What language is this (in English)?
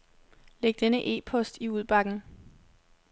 Danish